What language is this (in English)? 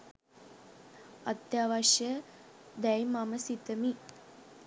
Sinhala